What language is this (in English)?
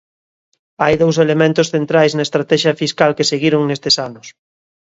Galician